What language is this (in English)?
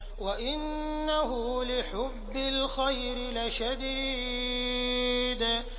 Arabic